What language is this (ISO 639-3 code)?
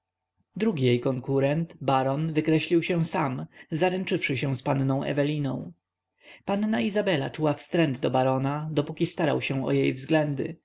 pol